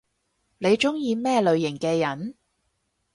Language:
Cantonese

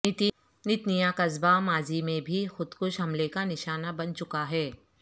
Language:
Urdu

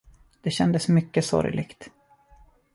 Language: Swedish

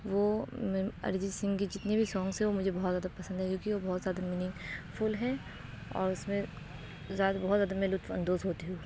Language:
Urdu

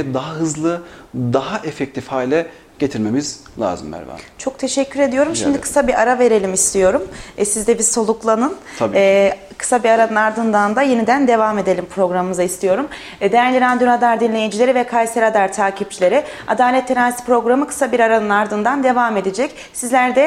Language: Turkish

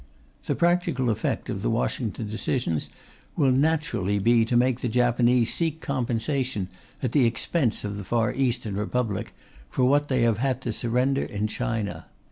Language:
English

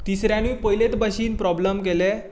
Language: Konkani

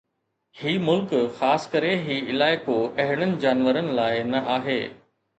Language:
Sindhi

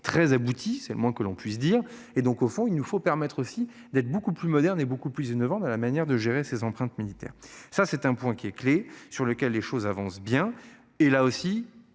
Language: French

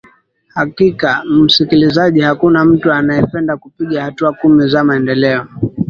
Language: Swahili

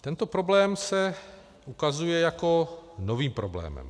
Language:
Czech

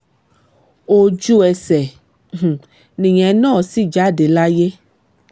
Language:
Yoruba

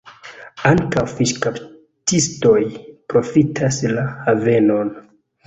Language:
Esperanto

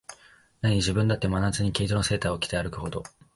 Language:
Japanese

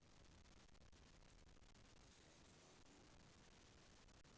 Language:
Russian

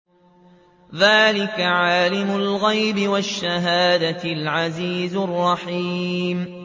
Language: Arabic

